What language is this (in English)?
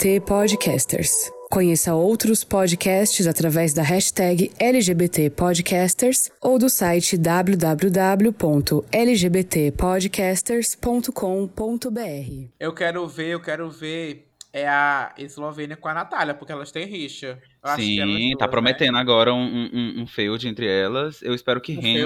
Portuguese